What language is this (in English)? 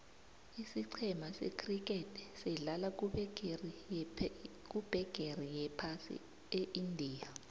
South Ndebele